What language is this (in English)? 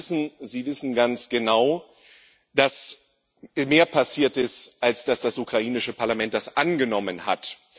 German